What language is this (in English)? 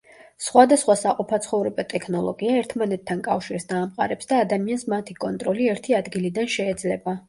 Georgian